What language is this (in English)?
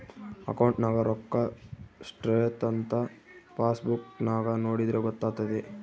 Kannada